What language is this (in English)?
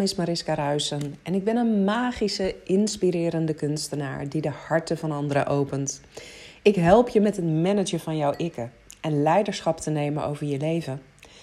Dutch